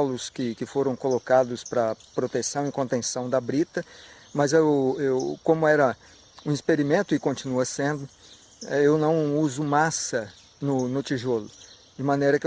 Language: Portuguese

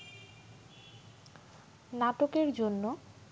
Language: Bangla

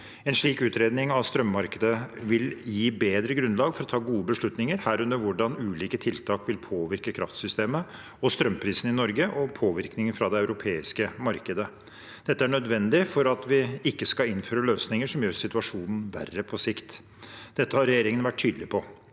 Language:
Norwegian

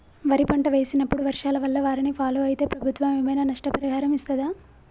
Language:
Telugu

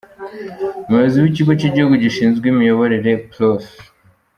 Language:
Kinyarwanda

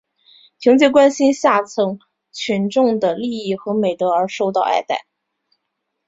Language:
Chinese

